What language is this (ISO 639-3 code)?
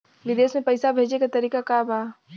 bho